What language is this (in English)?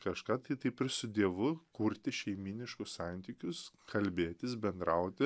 Lithuanian